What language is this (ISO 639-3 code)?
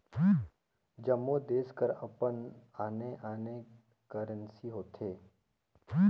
hne